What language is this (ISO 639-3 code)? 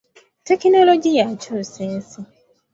lug